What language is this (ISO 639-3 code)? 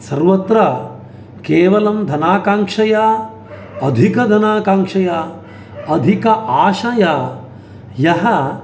san